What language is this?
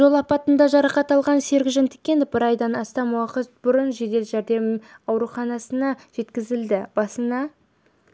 Kazakh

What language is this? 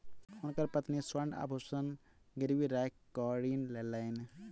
Maithili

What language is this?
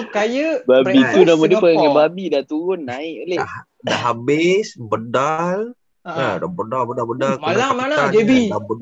Malay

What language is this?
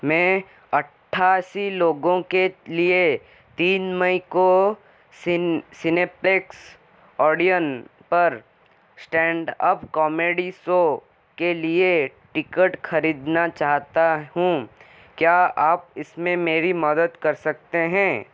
Hindi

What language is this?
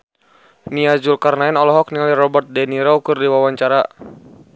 Sundanese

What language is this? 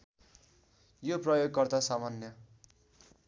Nepali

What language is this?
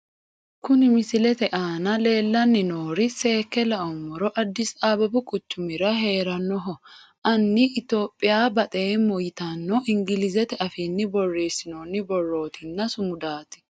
Sidamo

